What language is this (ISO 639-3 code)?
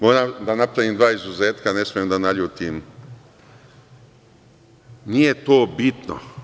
srp